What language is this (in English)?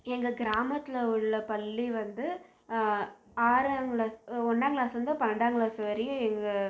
Tamil